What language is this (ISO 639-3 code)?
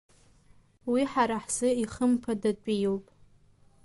abk